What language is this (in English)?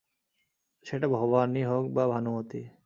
Bangla